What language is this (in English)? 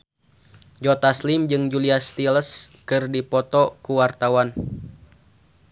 Sundanese